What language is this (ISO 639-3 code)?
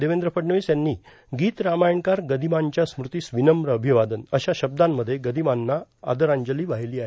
mar